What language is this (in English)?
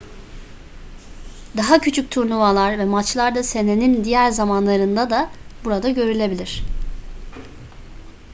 Turkish